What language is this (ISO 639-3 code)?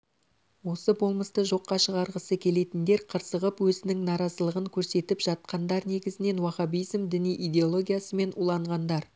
kaz